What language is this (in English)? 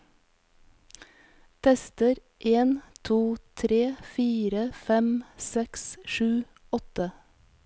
Norwegian